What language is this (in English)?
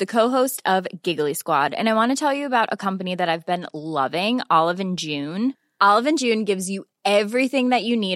Persian